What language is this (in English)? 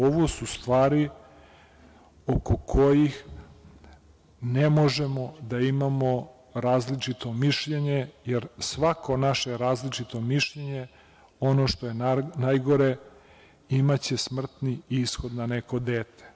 Serbian